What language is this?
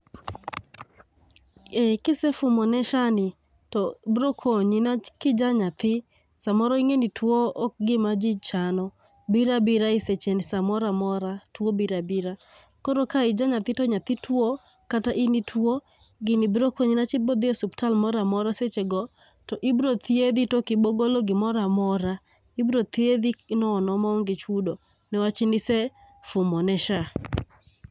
Luo (Kenya and Tanzania)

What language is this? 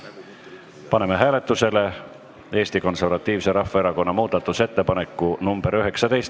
Estonian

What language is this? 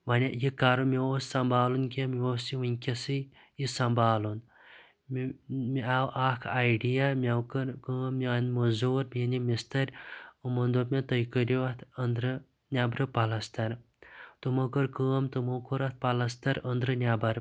Kashmiri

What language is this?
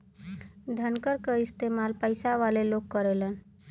Bhojpuri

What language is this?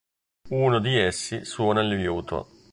Italian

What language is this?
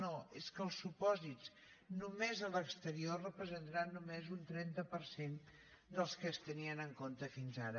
Catalan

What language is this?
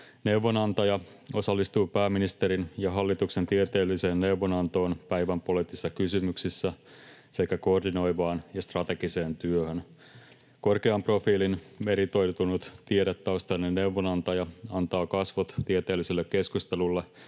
Finnish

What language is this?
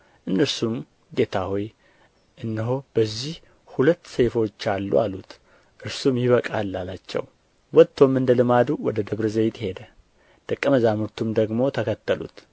Amharic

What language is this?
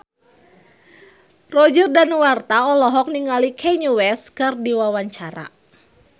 Sundanese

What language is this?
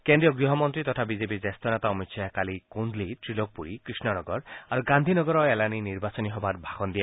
Assamese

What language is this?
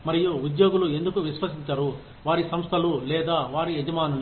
Telugu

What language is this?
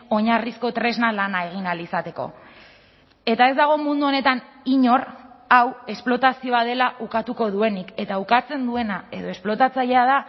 Basque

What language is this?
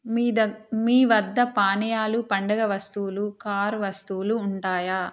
Telugu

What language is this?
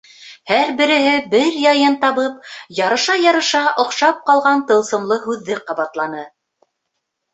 Bashkir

